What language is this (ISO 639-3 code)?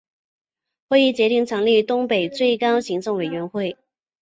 zho